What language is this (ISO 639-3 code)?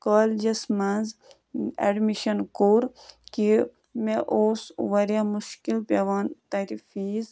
kas